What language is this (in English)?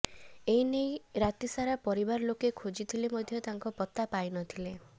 Odia